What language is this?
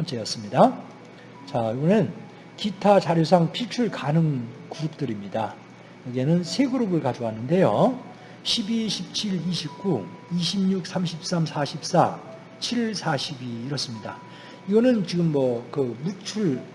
Korean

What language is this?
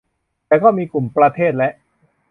Thai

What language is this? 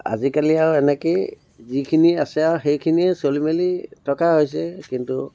Assamese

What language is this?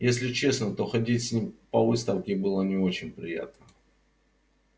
Russian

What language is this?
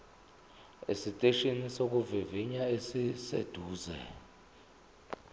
Zulu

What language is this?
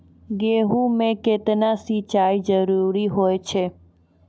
Maithili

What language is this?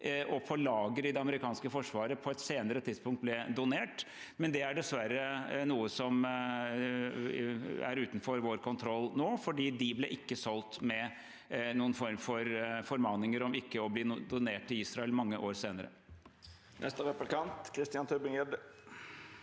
Norwegian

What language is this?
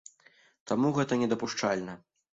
Belarusian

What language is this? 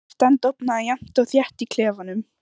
Icelandic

